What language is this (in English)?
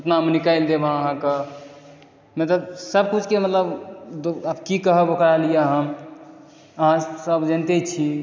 Maithili